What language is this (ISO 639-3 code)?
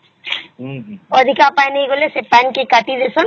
ori